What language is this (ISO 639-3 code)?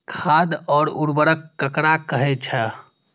mai